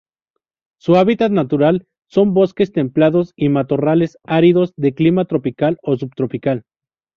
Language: Spanish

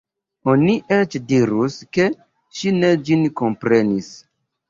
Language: Esperanto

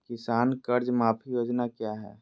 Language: Magahi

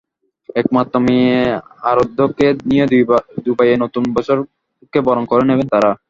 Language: Bangla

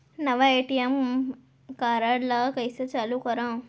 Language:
Chhattisgarhi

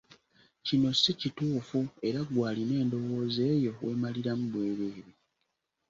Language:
Ganda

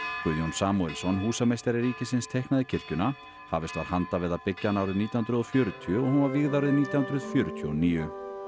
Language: Icelandic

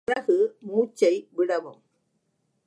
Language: Tamil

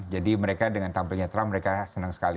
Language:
Indonesian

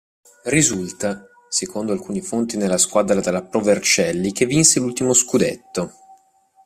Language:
Italian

